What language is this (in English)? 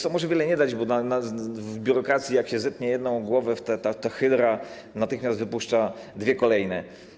Polish